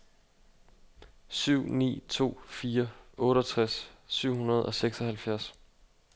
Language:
Danish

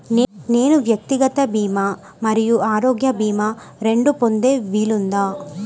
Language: Telugu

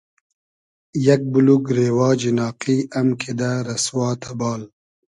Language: Hazaragi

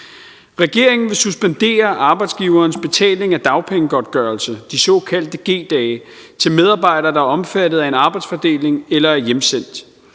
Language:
Danish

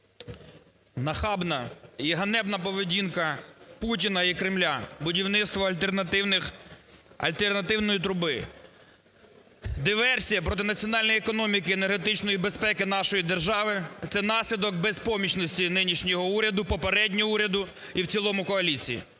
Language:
Ukrainian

